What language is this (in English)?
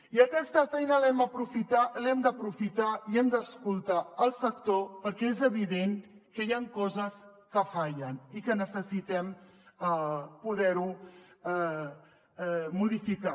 Catalan